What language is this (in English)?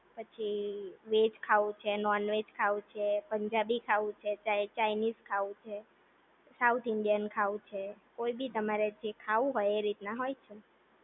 Gujarati